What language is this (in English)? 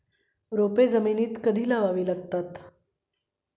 Marathi